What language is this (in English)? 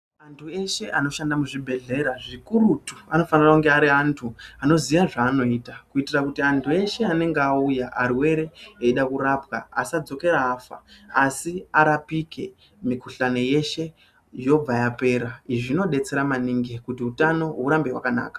Ndau